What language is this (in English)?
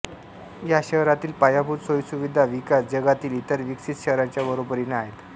Marathi